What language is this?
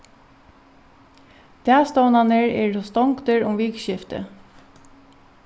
Faroese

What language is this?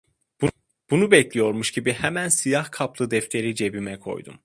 Turkish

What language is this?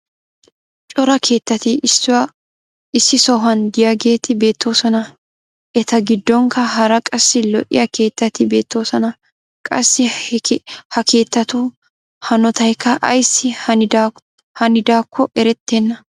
Wolaytta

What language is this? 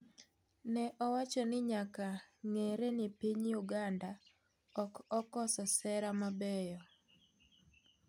Luo (Kenya and Tanzania)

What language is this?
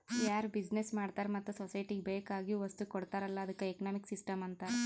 Kannada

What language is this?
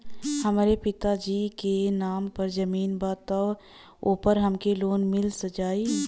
Bhojpuri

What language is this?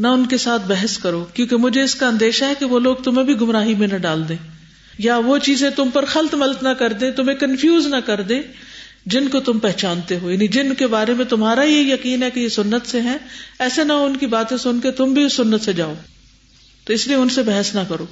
Urdu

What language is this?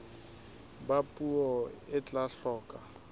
Southern Sotho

